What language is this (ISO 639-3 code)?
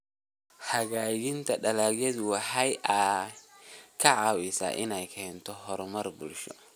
som